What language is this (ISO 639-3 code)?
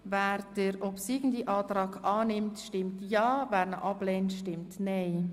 gsw